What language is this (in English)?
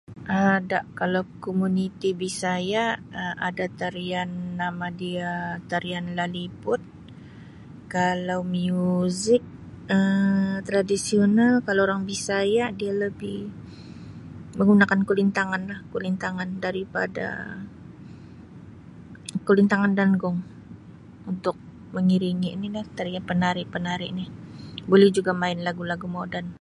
Sabah Malay